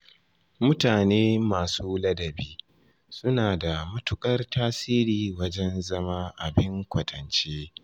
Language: Hausa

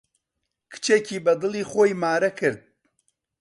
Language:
Central Kurdish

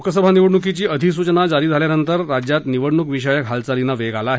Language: Marathi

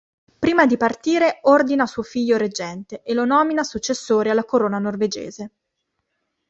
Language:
Italian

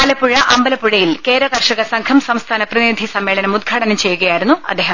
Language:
Malayalam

